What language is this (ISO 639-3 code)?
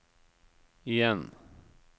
nor